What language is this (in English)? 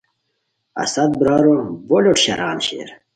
Khowar